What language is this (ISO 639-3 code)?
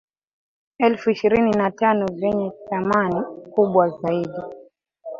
swa